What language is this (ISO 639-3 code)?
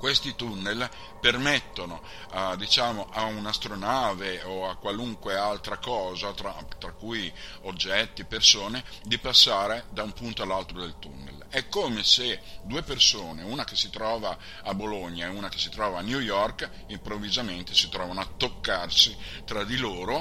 ita